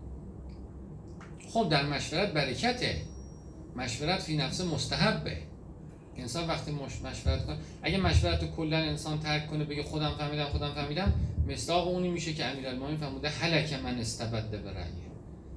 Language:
Persian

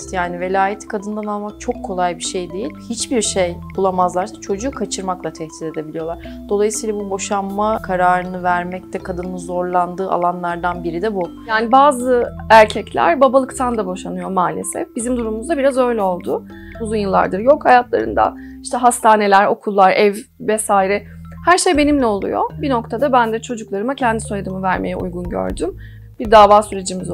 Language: Turkish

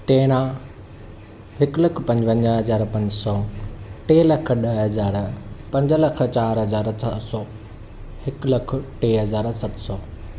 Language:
Sindhi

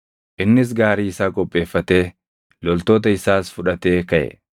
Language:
Oromo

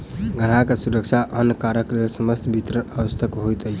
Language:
Maithili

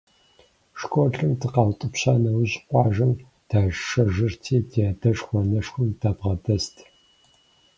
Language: Kabardian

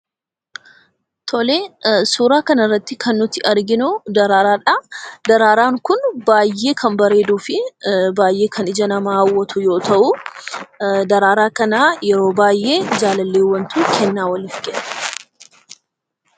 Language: Oromo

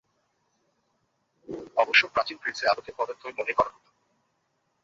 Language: Bangla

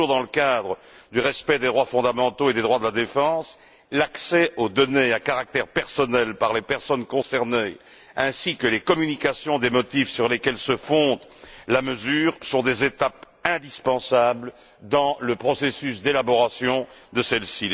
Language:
French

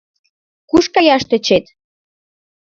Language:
Mari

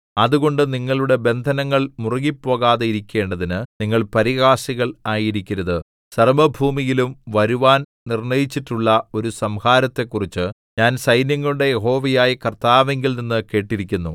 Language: Malayalam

